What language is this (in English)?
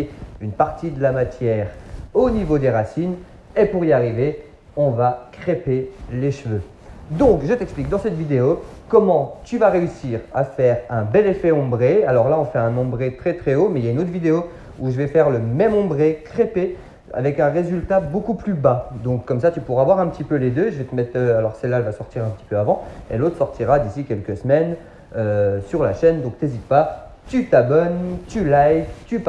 French